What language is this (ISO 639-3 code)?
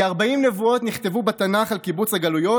heb